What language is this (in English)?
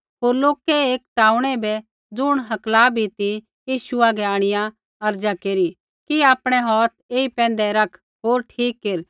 Kullu Pahari